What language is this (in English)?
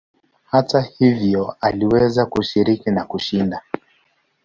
Swahili